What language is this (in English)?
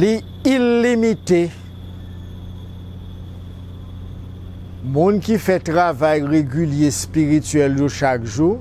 French